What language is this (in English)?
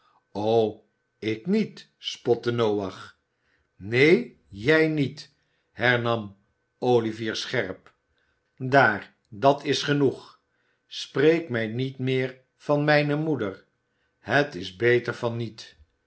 Dutch